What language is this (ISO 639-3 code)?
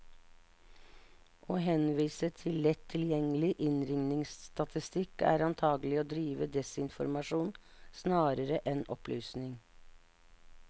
nor